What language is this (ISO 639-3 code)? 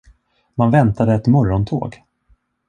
swe